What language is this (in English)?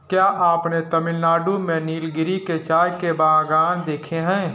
Hindi